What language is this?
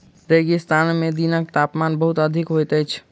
Maithili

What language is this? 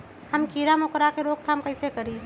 Magahi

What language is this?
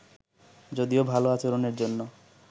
Bangla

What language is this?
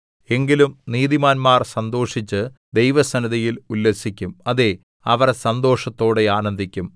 Malayalam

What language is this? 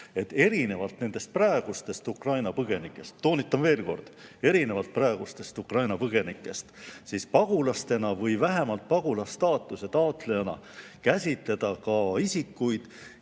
Estonian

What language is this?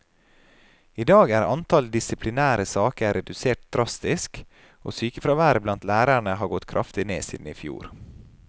Norwegian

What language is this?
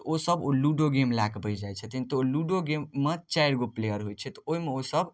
Maithili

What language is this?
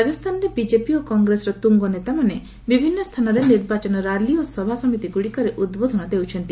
Odia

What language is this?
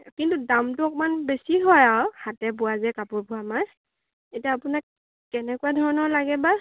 Assamese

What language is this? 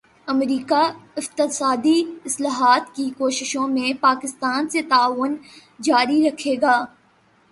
Urdu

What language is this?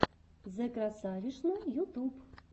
Russian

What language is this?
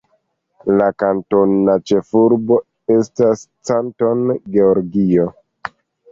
Esperanto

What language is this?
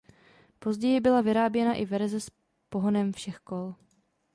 Czech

